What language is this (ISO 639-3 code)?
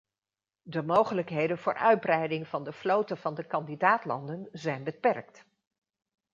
nld